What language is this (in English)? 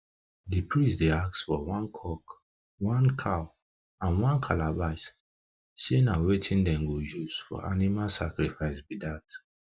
Nigerian Pidgin